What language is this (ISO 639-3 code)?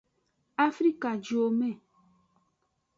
ajg